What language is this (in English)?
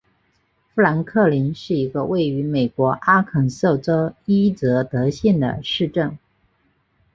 Chinese